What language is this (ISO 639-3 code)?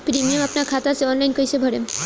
bho